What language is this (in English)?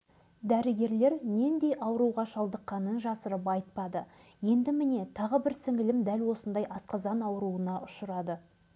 Kazakh